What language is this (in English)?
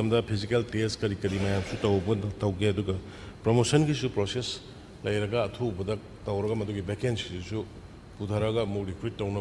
Korean